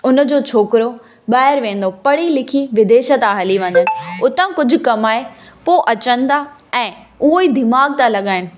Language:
Sindhi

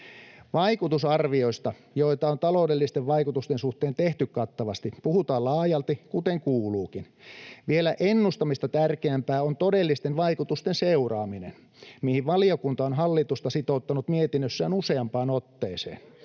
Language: Finnish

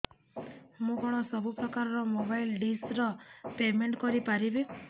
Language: Odia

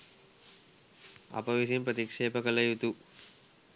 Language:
Sinhala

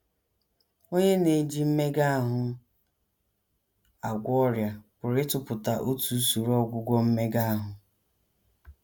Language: Igbo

